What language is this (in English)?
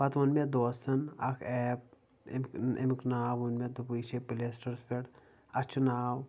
Kashmiri